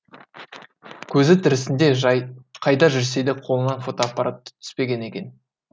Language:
Kazakh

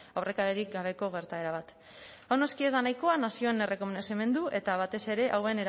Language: Basque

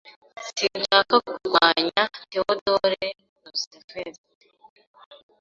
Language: Kinyarwanda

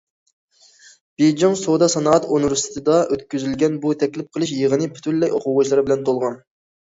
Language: Uyghur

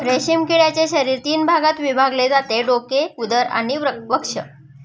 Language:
Marathi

